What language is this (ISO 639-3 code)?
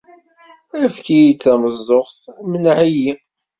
kab